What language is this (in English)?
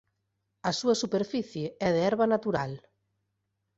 Galician